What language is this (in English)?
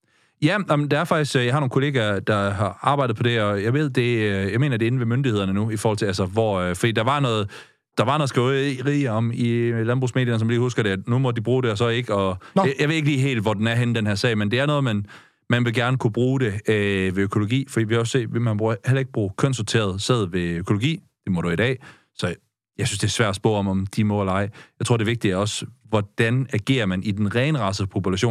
Danish